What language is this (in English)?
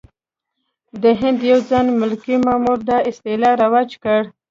Pashto